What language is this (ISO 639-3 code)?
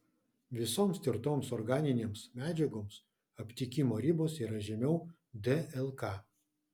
lit